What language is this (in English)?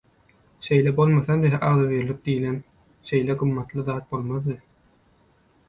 Turkmen